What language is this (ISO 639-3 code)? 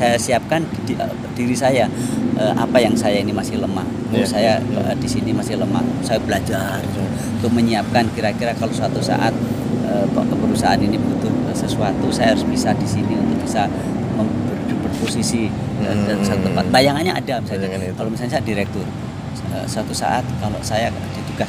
ind